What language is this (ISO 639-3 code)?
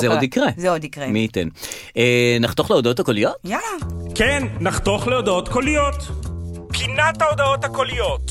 heb